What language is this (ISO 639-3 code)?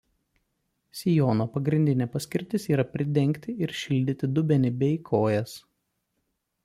lit